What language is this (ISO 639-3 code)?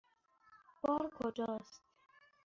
fas